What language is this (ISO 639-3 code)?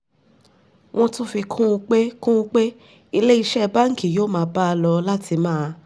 yor